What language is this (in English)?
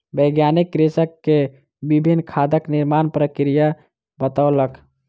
Maithili